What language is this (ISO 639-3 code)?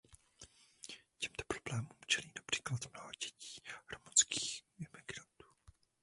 ces